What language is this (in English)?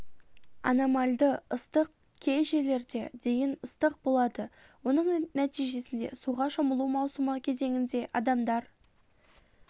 Kazakh